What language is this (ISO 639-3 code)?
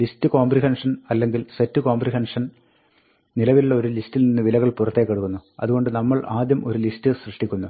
mal